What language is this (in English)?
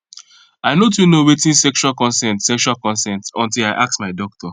Nigerian Pidgin